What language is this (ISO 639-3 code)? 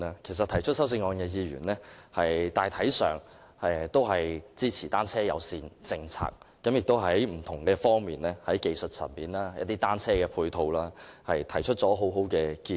yue